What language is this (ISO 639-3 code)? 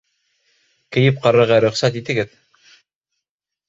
bak